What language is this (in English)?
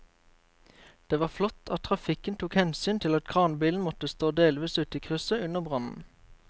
Norwegian